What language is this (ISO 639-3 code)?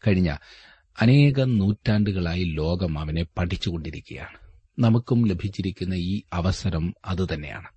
mal